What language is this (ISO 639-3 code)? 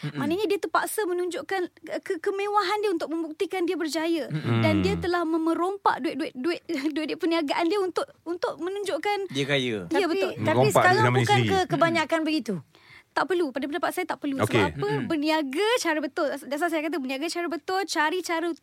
msa